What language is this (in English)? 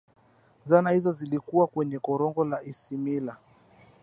Swahili